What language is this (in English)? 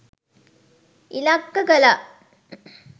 Sinhala